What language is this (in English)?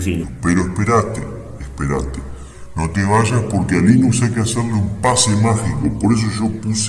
Spanish